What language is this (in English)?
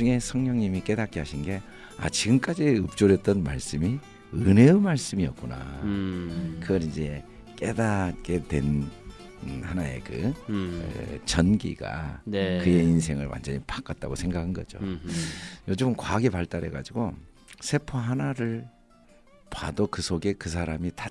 Korean